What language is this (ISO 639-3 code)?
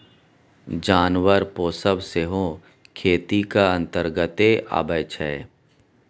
mai